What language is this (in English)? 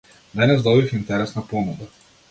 Macedonian